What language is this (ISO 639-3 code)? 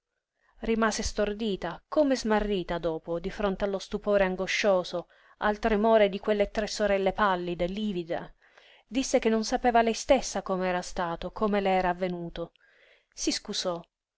ita